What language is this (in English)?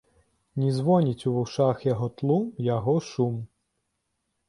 Belarusian